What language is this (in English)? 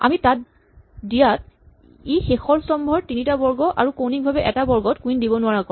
Assamese